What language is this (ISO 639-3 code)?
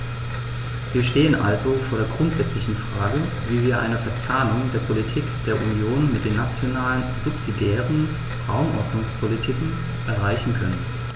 deu